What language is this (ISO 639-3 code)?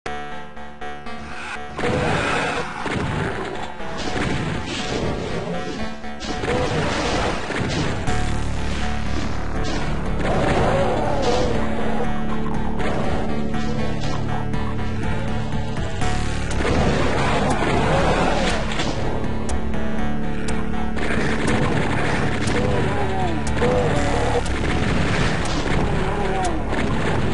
eng